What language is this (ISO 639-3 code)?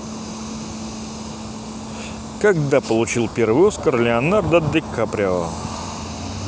rus